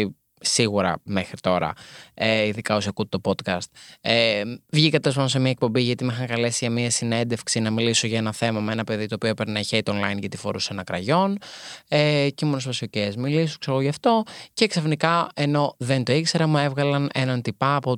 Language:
Greek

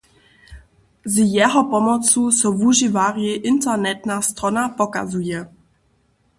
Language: Upper Sorbian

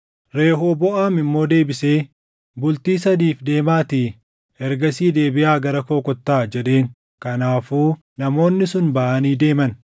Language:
Oromo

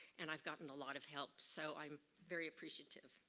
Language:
English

